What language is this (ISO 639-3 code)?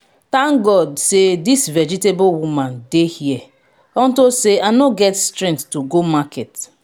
pcm